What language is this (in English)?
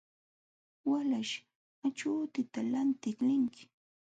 Jauja Wanca Quechua